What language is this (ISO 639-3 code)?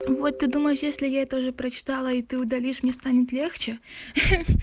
rus